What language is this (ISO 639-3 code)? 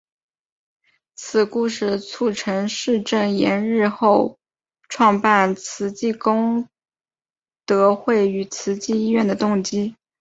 zho